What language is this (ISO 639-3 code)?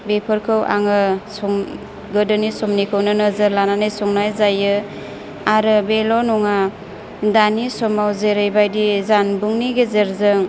brx